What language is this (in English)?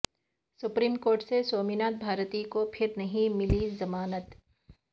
Urdu